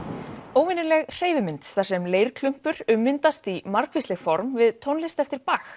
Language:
Icelandic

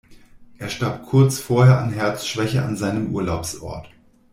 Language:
German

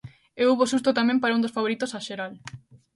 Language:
Galician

